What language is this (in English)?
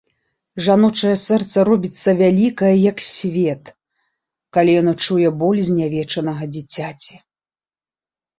Belarusian